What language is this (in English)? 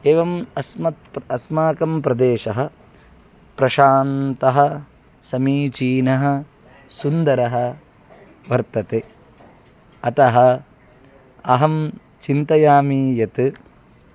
Sanskrit